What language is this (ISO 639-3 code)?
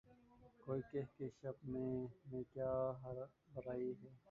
urd